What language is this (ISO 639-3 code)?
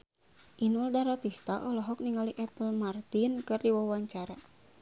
sun